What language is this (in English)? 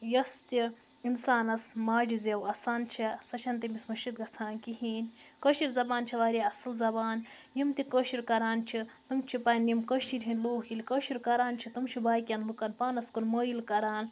Kashmiri